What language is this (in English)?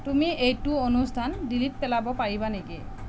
Assamese